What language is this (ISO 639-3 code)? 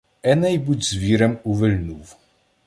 ukr